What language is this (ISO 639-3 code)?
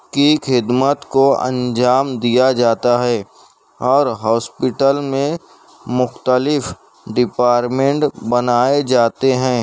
urd